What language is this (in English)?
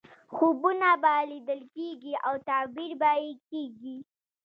Pashto